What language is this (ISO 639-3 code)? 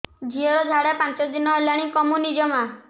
ori